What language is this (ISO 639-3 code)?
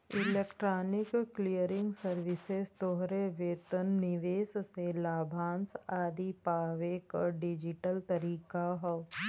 bho